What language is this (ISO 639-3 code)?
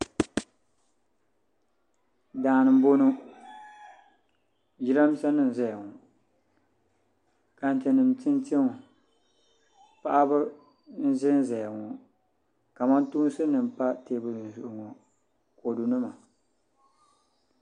dag